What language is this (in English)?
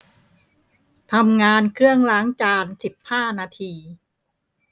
Thai